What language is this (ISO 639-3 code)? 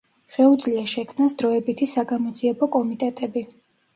kat